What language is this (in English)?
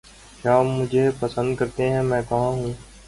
Urdu